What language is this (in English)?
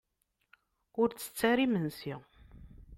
Kabyle